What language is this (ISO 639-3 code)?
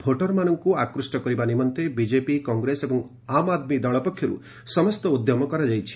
ori